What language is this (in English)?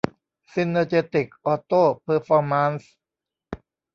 Thai